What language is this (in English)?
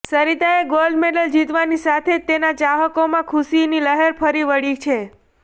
Gujarati